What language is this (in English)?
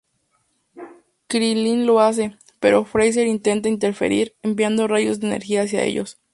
Spanish